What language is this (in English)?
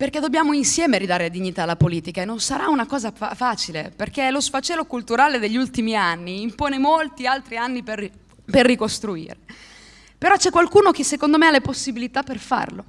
Italian